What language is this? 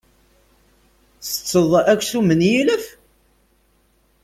Kabyle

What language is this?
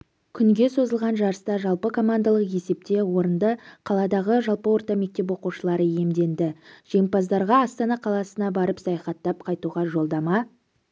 Kazakh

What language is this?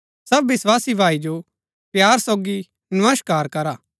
Gaddi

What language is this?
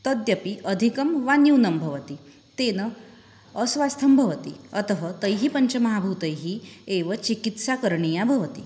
Sanskrit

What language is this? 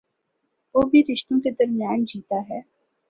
Urdu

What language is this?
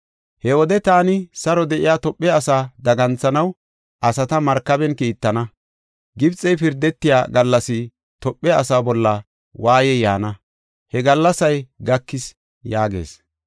Gofa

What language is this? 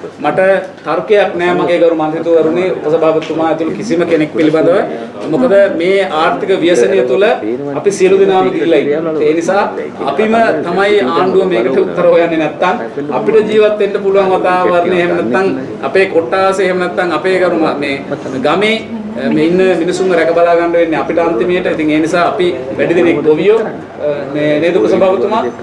Sinhala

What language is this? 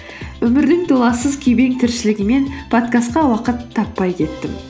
Kazakh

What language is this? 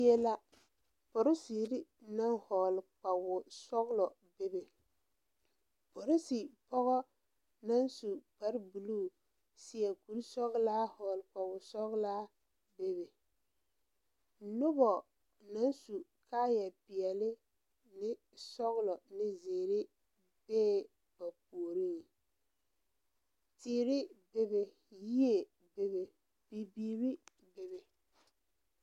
Southern Dagaare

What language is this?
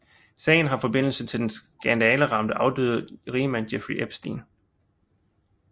Danish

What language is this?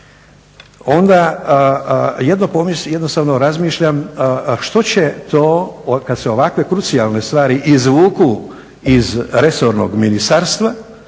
Croatian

